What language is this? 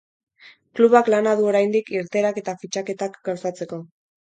Basque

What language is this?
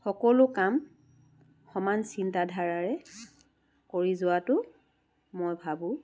Assamese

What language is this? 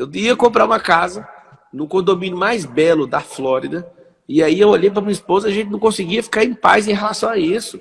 Portuguese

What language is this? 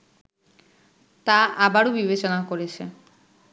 Bangla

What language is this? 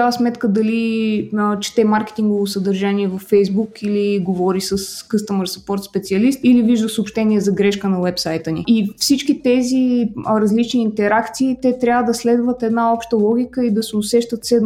Bulgarian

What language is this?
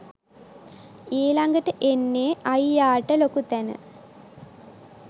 Sinhala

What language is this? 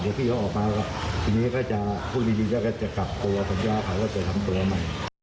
Thai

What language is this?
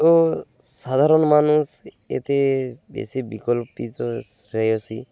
Bangla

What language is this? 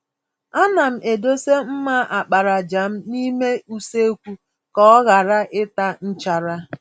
Igbo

